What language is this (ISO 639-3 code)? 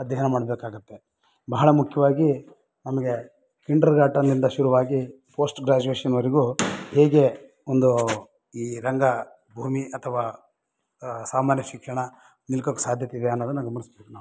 kan